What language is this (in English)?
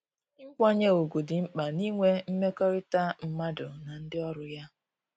Igbo